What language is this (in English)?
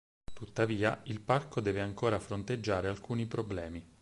Italian